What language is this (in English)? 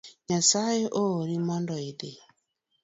Luo (Kenya and Tanzania)